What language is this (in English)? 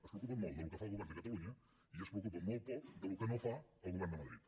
Catalan